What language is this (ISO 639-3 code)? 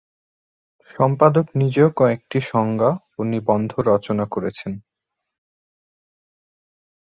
ben